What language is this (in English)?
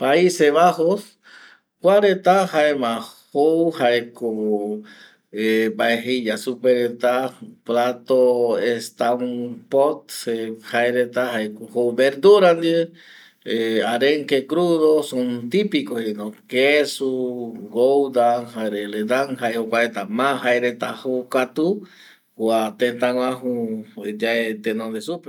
Eastern Bolivian Guaraní